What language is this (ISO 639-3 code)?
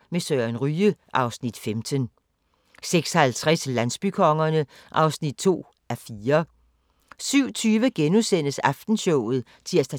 dan